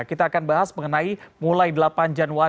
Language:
Indonesian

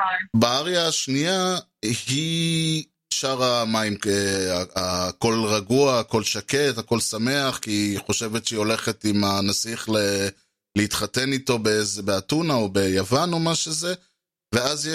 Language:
Hebrew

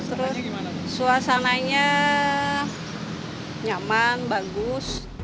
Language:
Indonesian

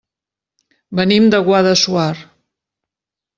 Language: Catalan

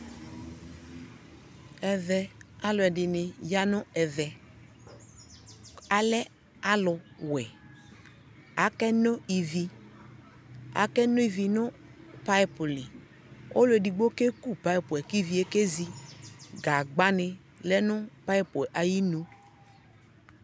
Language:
Ikposo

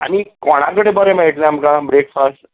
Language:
Konkani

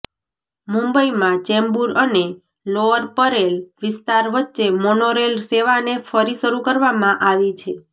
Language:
Gujarati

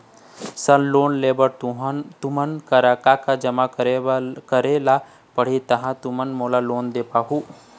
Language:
Chhattisgarhi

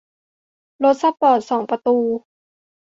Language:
Thai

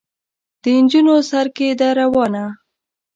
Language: Pashto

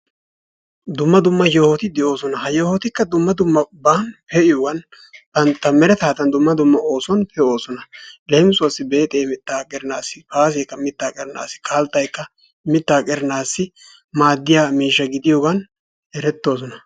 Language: Wolaytta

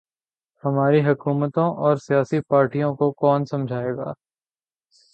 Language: Urdu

